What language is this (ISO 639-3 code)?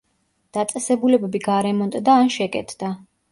kat